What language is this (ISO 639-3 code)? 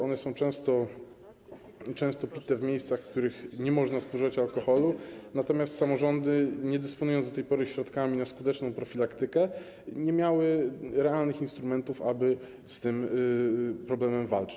pol